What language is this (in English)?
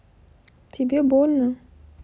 Russian